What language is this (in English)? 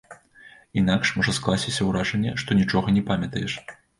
Belarusian